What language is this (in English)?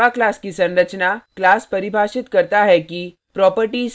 Hindi